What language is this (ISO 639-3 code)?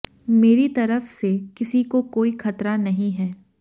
hin